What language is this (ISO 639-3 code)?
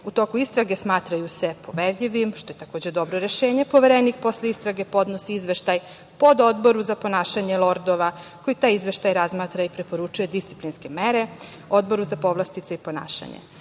srp